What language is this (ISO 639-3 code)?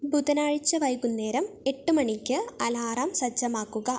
mal